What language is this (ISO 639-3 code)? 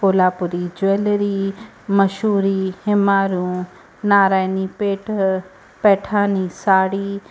snd